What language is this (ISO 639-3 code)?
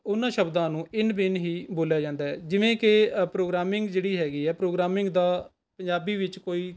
pan